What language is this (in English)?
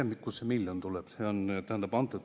Estonian